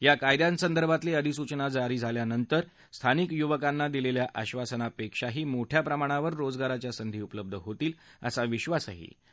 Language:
Marathi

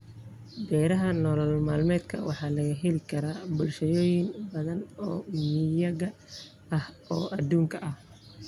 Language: Somali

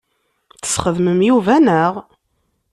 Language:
Kabyle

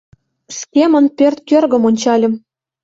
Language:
Mari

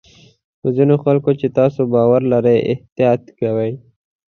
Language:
Pashto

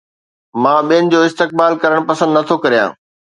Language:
Sindhi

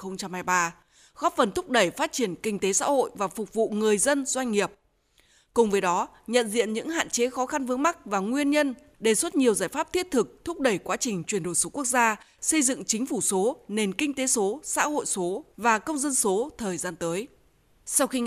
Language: Vietnamese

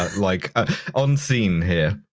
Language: English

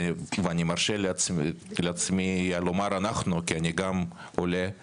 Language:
Hebrew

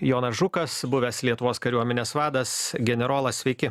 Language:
Lithuanian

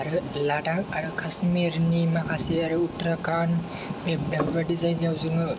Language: Bodo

